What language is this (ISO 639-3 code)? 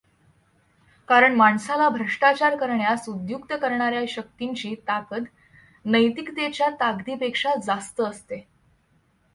mar